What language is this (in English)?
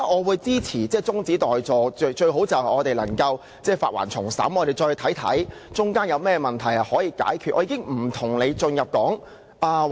Cantonese